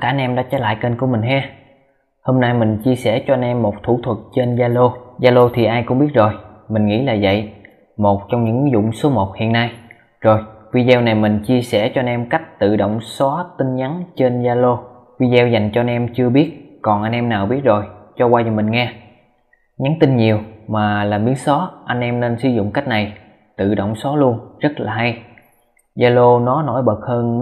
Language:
Vietnamese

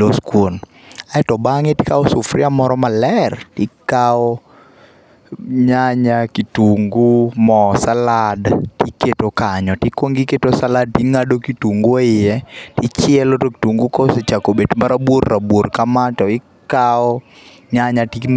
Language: Luo (Kenya and Tanzania)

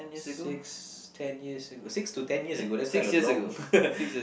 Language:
English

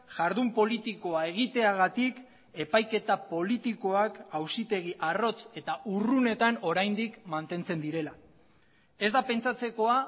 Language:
Basque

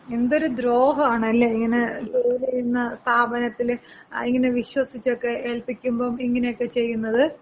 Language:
Malayalam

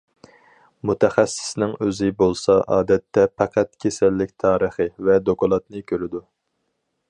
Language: Uyghur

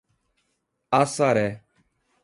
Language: Portuguese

